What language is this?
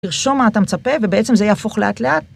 Hebrew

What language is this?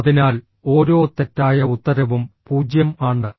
Malayalam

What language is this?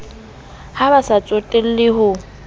Southern Sotho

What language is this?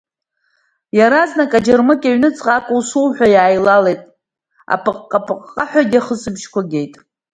Abkhazian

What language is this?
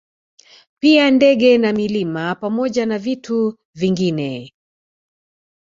Swahili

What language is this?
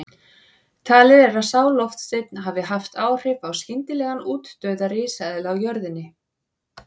Icelandic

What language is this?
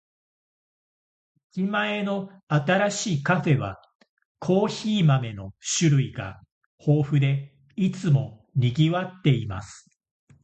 Japanese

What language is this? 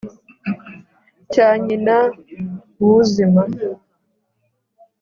Kinyarwanda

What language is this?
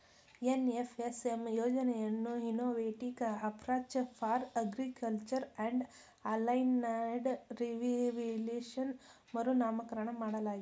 Kannada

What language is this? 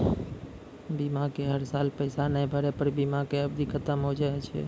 Maithili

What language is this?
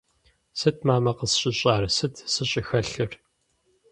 Kabardian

